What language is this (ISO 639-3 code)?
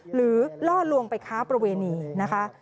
tha